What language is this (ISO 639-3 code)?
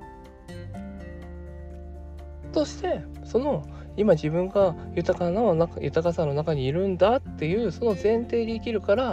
jpn